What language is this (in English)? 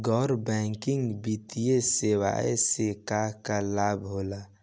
Bhojpuri